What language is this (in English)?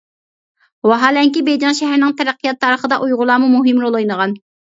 Uyghur